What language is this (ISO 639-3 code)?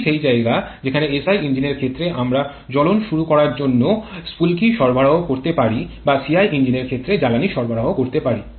ben